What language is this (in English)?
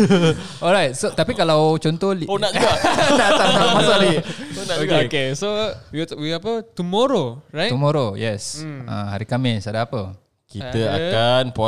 Malay